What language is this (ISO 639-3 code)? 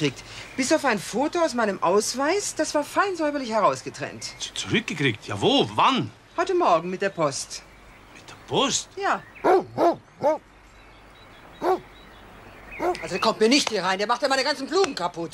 deu